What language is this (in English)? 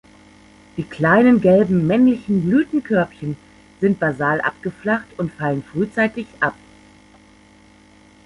German